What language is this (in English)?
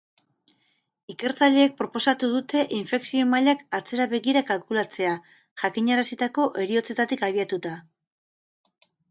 Basque